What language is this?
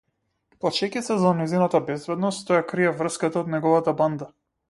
Macedonian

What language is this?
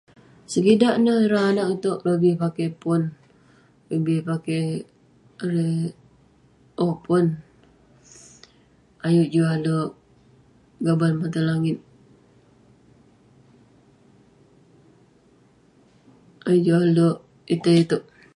Western Penan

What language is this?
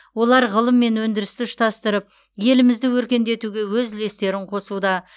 Kazakh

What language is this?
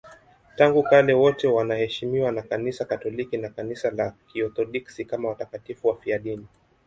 Swahili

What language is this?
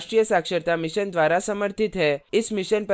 Hindi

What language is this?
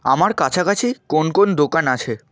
Bangla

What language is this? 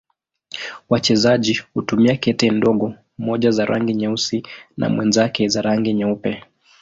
Swahili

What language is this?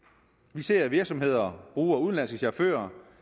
Danish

